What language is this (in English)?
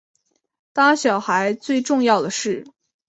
Chinese